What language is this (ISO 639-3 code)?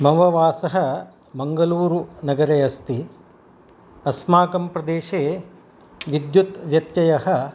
san